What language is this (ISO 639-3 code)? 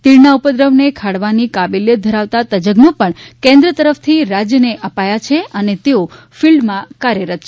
guj